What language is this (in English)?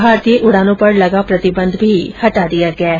Hindi